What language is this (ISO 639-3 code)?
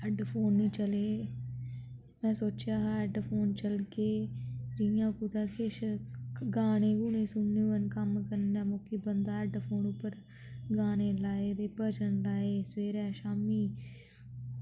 doi